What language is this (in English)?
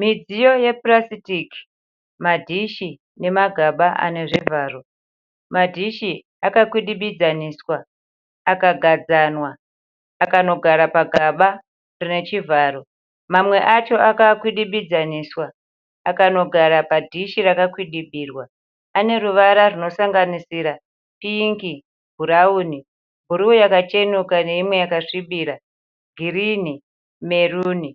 Shona